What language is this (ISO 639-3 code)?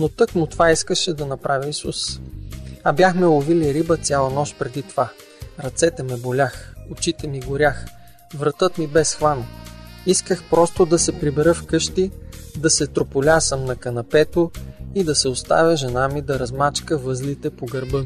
bul